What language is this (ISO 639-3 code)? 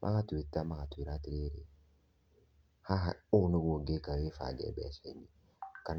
kik